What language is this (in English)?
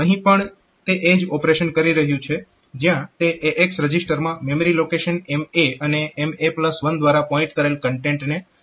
Gujarati